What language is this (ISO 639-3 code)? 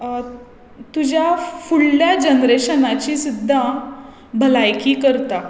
kok